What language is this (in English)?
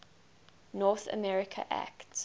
English